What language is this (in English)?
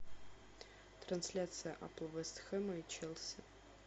Russian